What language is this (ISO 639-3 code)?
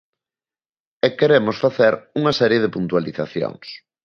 glg